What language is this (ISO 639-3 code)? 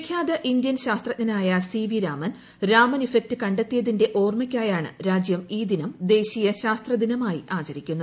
mal